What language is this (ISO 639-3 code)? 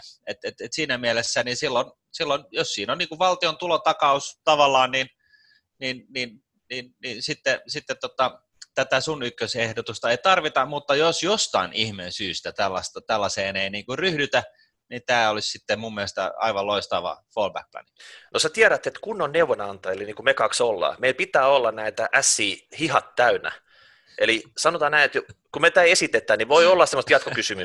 fin